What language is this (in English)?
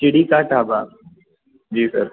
Punjabi